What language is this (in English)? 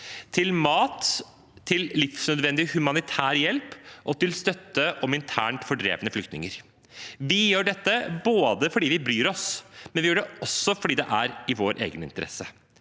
Norwegian